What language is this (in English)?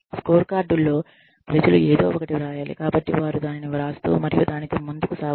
Telugu